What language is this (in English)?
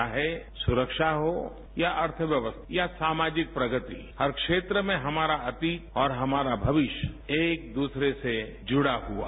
Hindi